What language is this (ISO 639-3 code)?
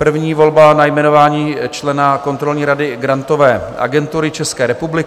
ces